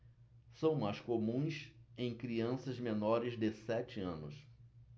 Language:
Portuguese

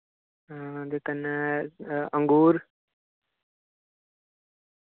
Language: Dogri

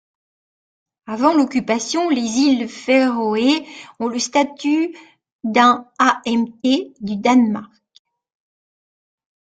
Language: French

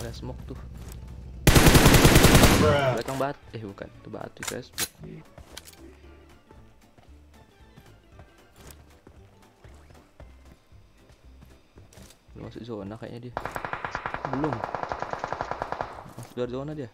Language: Indonesian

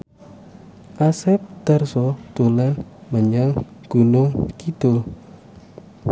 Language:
Javanese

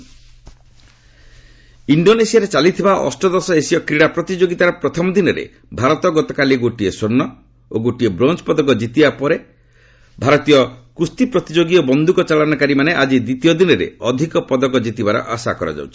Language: Odia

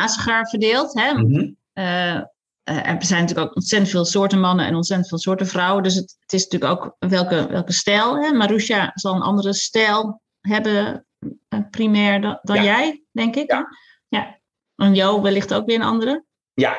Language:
Dutch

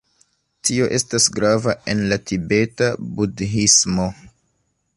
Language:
Esperanto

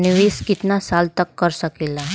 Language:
Bhojpuri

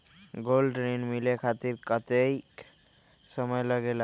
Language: Magahi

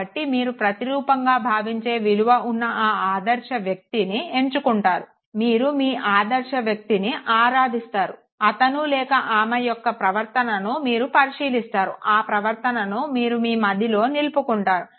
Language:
Telugu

